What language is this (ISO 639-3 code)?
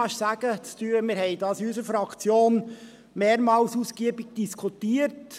gsw